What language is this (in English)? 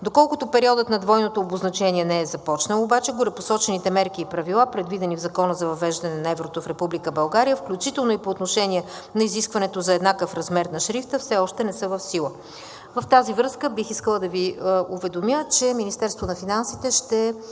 Bulgarian